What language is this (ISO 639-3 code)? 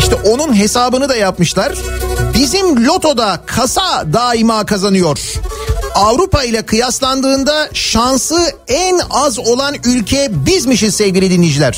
tur